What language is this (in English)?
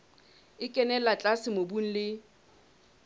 Southern Sotho